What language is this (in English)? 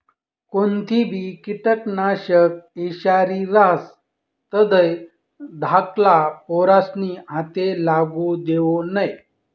Marathi